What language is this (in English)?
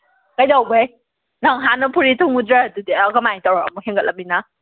Manipuri